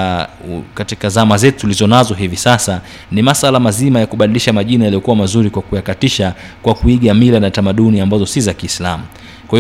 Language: Swahili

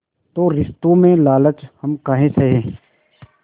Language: Hindi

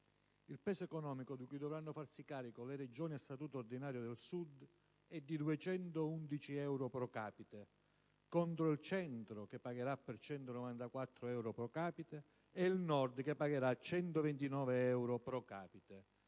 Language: Italian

